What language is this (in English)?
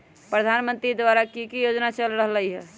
Magahi